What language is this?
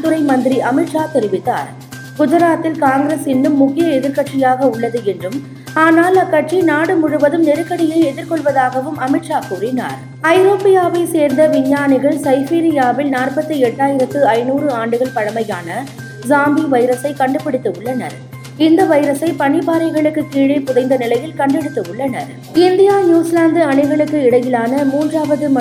Tamil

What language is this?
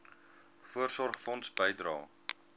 Afrikaans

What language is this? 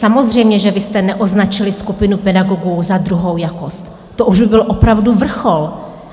Czech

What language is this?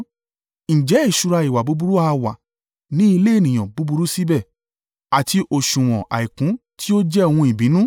Yoruba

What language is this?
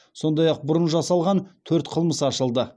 Kazakh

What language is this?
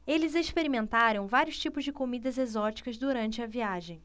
Portuguese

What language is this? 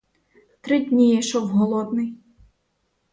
Ukrainian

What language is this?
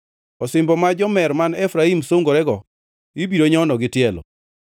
Luo (Kenya and Tanzania)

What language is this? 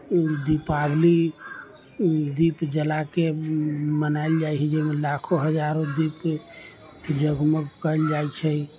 Maithili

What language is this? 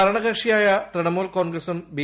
Malayalam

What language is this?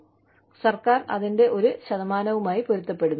Malayalam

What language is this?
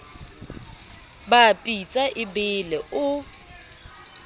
Southern Sotho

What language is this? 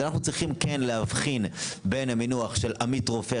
Hebrew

